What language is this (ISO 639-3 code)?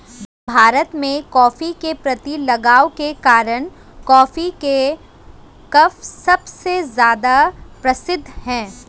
hin